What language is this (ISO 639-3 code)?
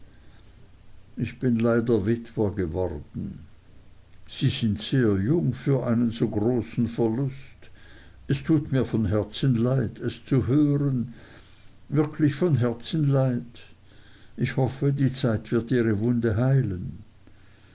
deu